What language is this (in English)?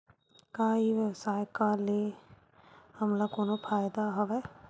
Chhattisgarhi